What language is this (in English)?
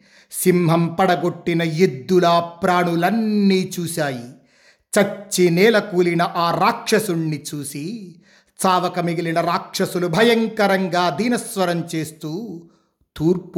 Telugu